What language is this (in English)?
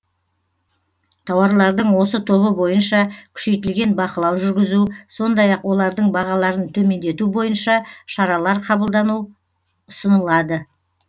Kazakh